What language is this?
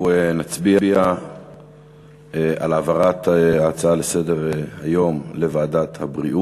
Hebrew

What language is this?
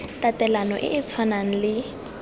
Tswana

